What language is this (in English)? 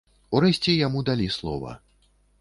Belarusian